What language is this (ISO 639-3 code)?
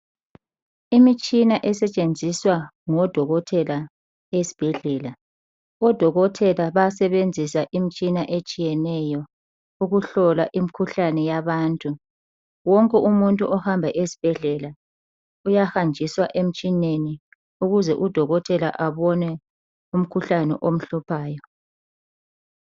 nde